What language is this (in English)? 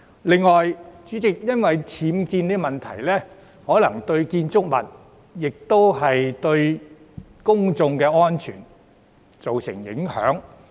Cantonese